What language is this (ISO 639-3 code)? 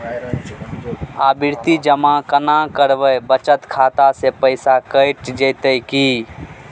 mai